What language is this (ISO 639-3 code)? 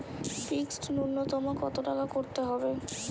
ben